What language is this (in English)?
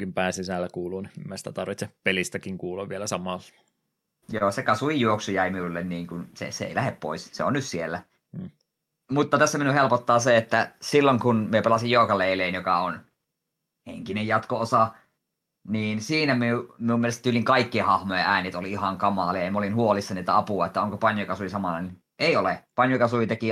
Finnish